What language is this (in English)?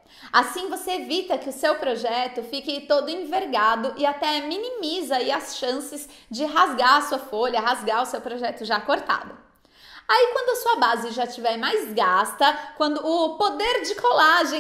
Portuguese